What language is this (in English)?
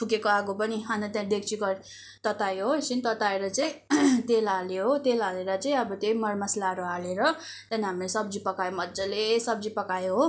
Nepali